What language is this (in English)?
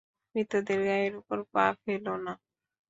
Bangla